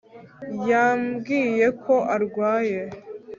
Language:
Kinyarwanda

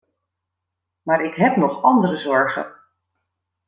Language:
Dutch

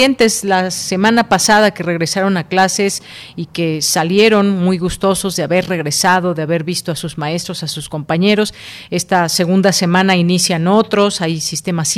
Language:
Spanish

